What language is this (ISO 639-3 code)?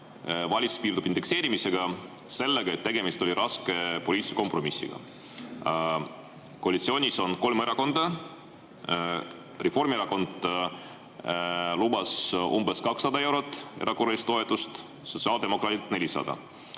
est